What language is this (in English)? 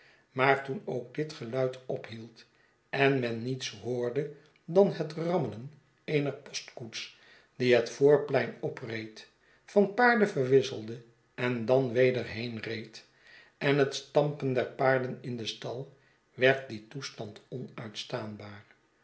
Dutch